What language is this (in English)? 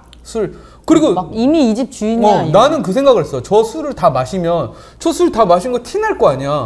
Korean